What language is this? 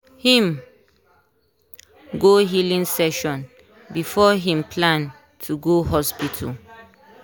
Nigerian Pidgin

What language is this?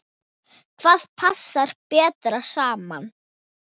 Icelandic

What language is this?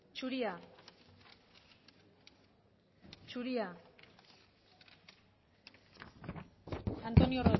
Basque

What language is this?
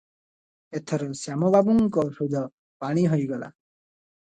Odia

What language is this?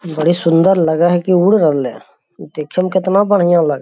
Magahi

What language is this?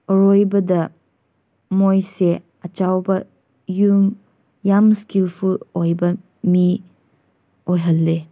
Manipuri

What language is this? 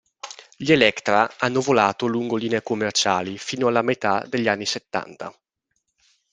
Italian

